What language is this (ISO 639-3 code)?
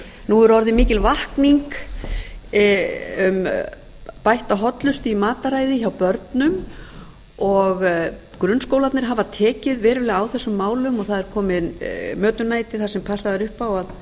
isl